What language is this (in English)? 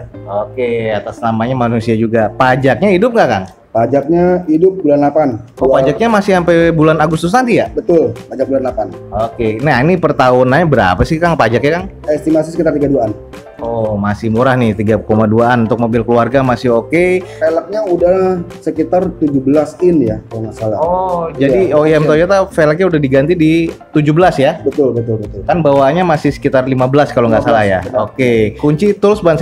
Indonesian